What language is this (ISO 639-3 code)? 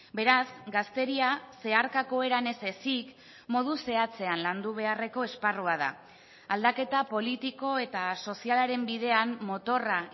eus